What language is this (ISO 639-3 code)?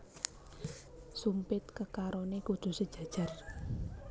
jav